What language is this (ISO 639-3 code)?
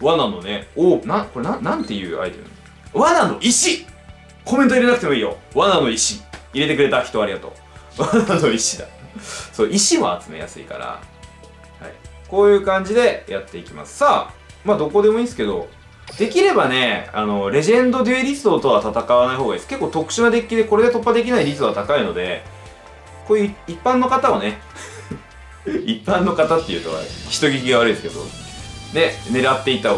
jpn